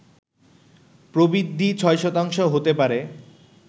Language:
Bangla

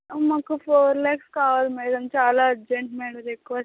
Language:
Telugu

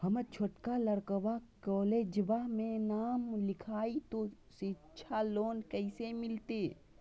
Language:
Magahi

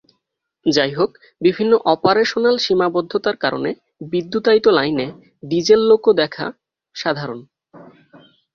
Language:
Bangla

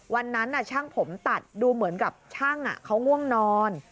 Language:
Thai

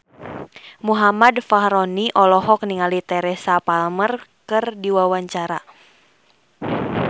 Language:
Sundanese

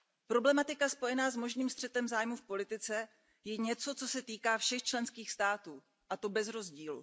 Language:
Czech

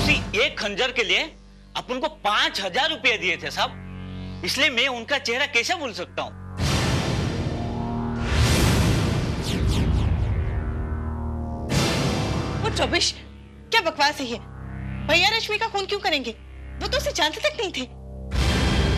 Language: Hindi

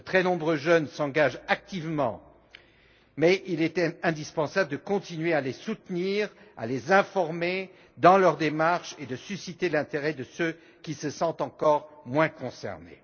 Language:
French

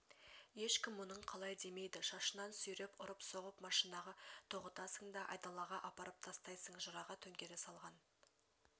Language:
Kazakh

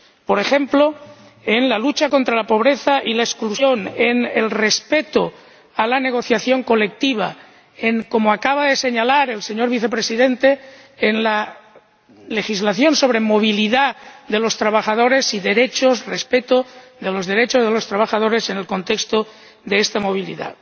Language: Spanish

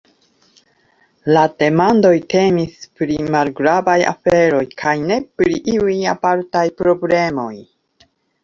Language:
Esperanto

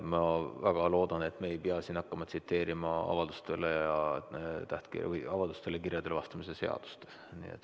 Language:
Estonian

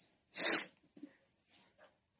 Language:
Odia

